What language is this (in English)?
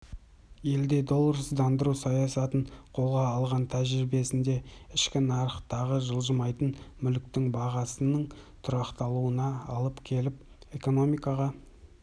Kazakh